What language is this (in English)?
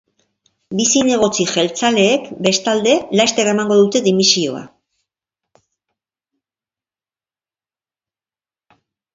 Basque